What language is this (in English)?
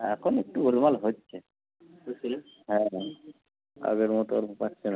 Bangla